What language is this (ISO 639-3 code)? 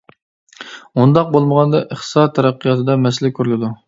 uig